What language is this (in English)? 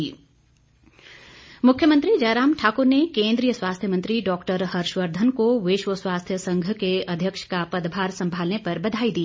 Hindi